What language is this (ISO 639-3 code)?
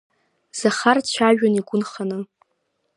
abk